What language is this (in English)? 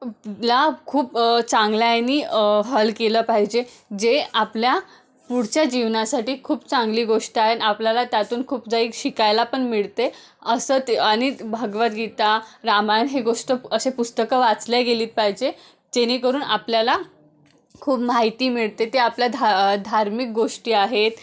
Marathi